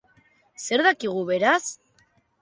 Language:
Basque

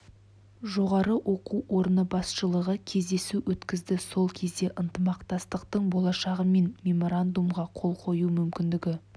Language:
Kazakh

